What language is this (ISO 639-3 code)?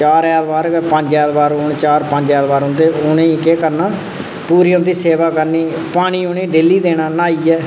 doi